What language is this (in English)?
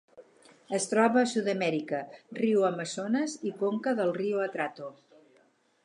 Catalan